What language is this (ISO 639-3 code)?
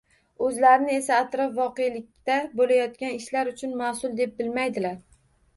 uzb